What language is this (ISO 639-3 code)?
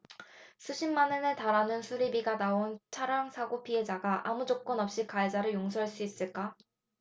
kor